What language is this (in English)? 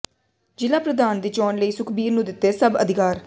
Punjabi